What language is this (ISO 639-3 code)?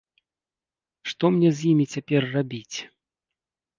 bel